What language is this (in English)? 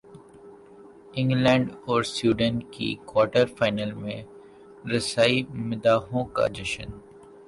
Urdu